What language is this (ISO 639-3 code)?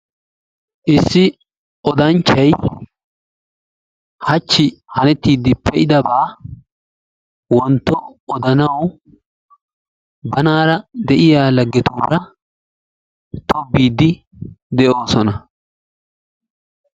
wal